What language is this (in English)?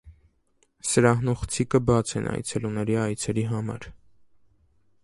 Armenian